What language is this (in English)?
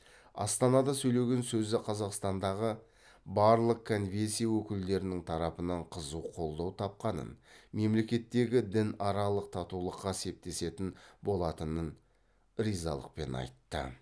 Kazakh